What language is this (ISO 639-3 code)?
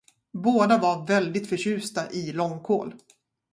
swe